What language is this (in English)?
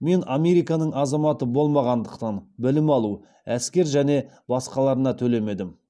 Kazakh